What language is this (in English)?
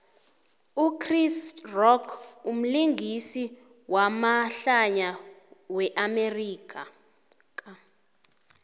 South Ndebele